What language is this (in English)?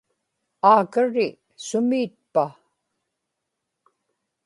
Inupiaq